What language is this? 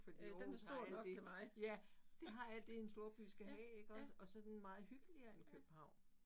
Danish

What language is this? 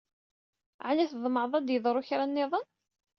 Kabyle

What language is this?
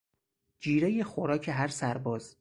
Persian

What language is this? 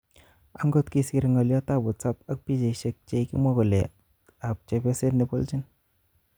Kalenjin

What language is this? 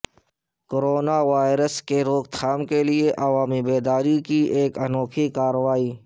Urdu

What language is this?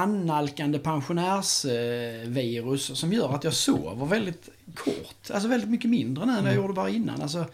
Swedish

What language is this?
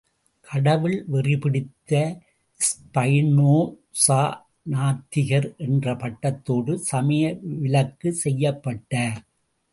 Tamil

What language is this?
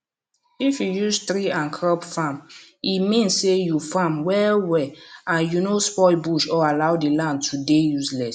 Nigerian Pidgin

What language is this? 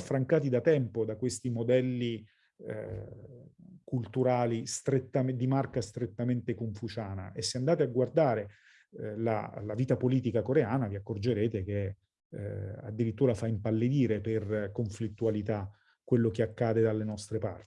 Italian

